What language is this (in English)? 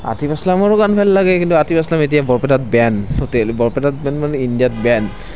Assamese